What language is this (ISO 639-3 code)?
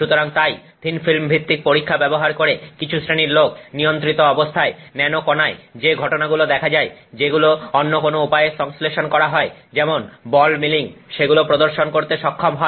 ben